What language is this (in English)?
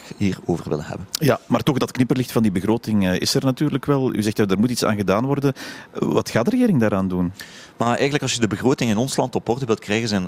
Dutch